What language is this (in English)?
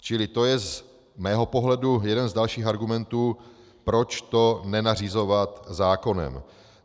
Czech